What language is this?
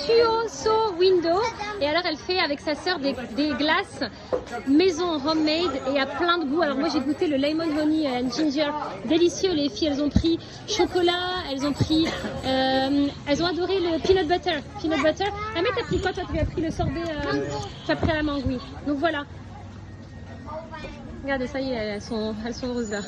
French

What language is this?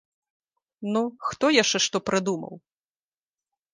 Belarusian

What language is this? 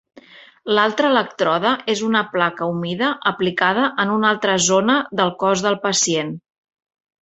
Catalan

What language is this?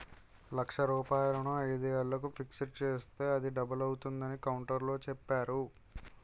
Telugu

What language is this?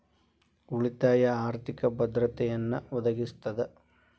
Kannada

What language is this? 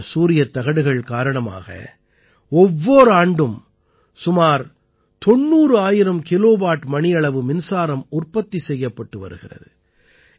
Tamil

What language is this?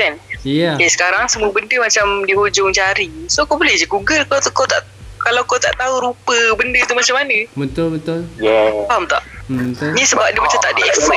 Malay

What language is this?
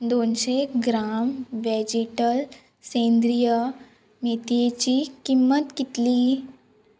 Konkani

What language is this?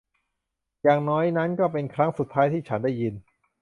Thai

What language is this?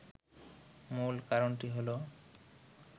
Bangla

